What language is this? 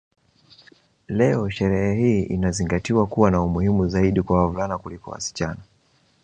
Swahili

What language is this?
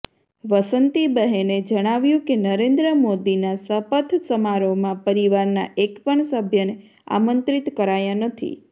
Gujarati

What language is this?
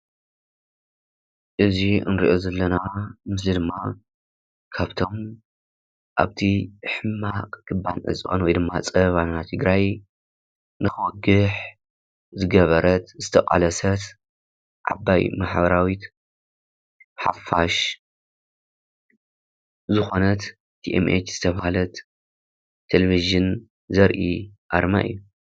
Tigrinya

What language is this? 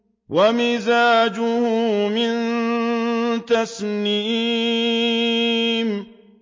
Arabic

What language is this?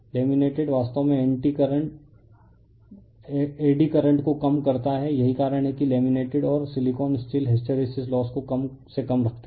Hindi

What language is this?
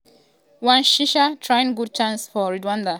Nigerian Pidgin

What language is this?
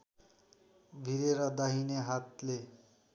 Nepali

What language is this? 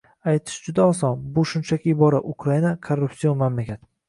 Uzbek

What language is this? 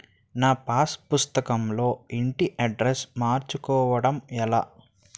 Telugu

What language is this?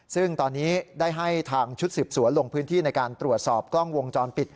Thai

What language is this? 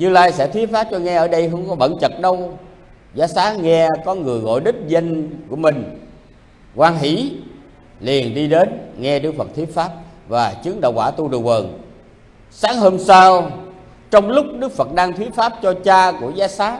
Vietnamese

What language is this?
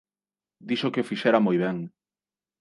Galician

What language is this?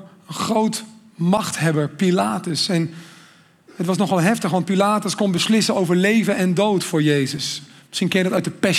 Dutch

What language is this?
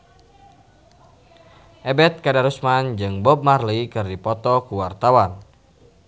Sundanese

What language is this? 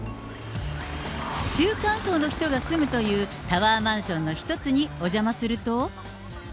Japanese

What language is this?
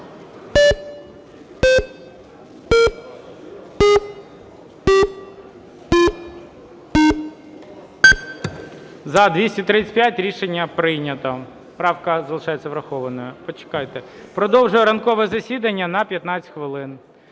Ukrainian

